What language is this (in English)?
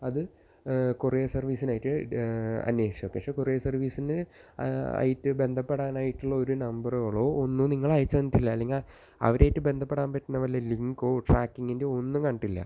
Malayalam